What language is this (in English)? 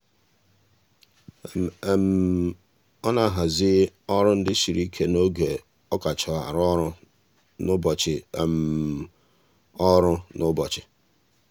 Igbo